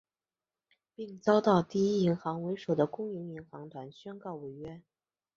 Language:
Chinese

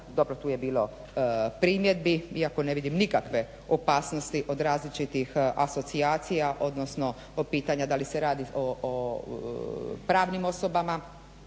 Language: Croatian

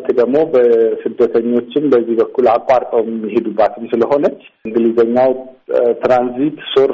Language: Amharic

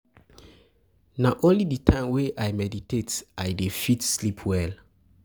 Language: Nigerian Pidgin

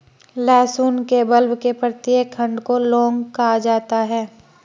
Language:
Hindi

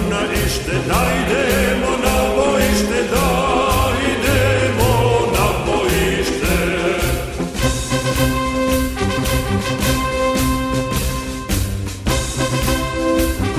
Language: Romanian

